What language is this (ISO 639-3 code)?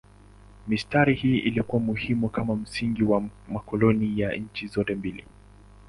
swa